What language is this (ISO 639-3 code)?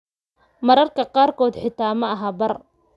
som